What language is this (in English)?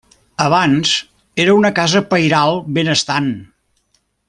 Catalan